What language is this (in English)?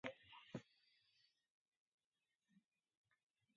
Basque